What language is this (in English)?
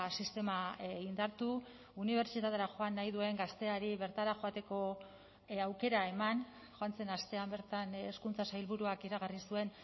Basque